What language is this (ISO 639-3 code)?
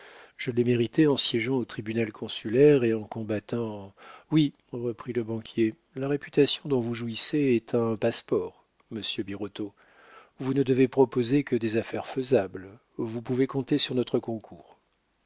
fra